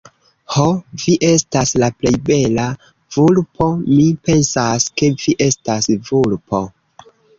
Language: Esperanto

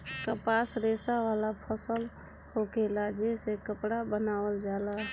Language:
Bhojpuri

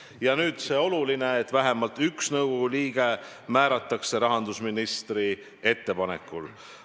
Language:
Estonian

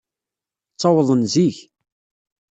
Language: Kabyle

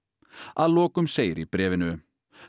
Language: Icelandic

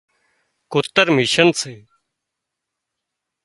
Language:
Wadiyara Koli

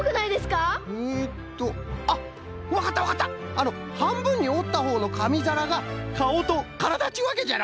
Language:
Japanese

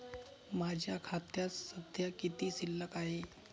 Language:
Marathi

